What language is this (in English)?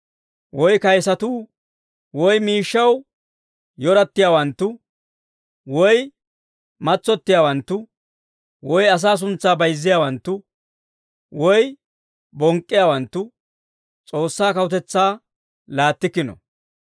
Dawro